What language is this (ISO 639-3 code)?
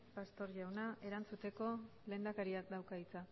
eus